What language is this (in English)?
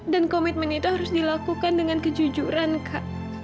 Indonesian